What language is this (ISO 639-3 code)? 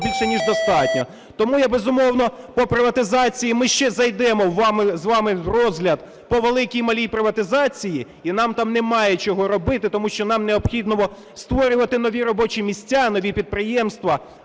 ukr